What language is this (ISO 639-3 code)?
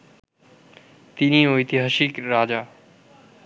ben